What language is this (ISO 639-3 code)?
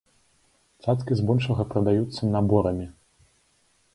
bel